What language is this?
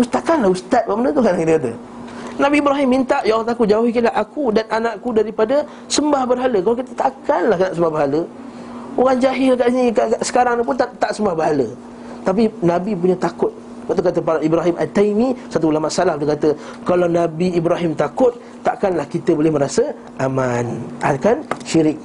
Malay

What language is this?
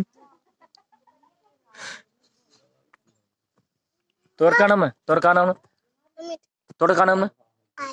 Turkish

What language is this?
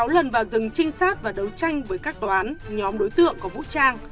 Vietnamese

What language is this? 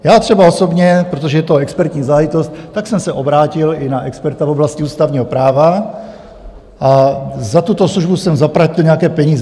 Czech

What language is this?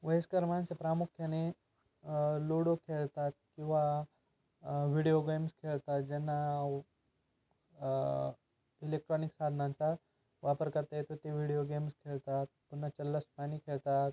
Marathi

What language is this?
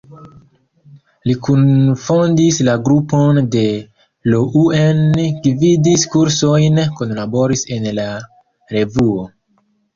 Esperanto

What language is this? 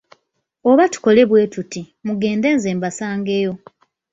Ganda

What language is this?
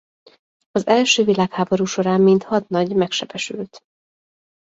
Hungarian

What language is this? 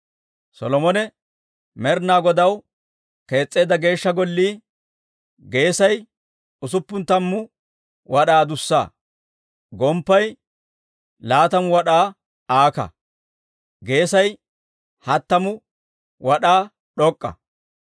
Dawro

